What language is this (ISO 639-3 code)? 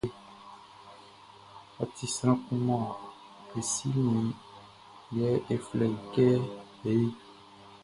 bci